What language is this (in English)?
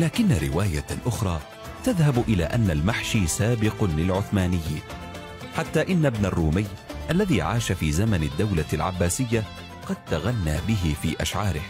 Arabic